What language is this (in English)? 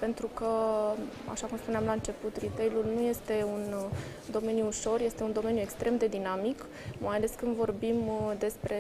Romanian